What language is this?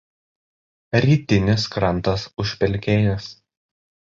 Lithuanian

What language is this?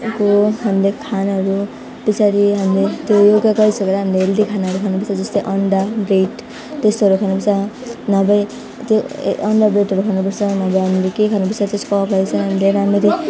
Nepali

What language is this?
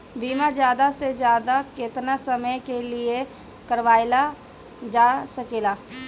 Bhojpuri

